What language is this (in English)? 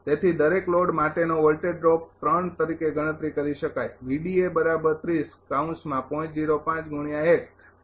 Gujarati